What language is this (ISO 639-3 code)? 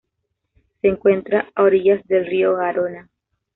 spa